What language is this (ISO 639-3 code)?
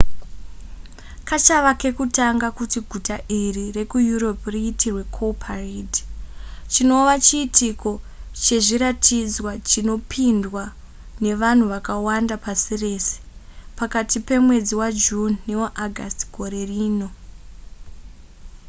sna